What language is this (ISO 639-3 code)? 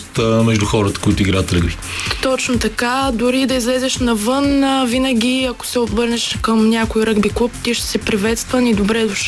bul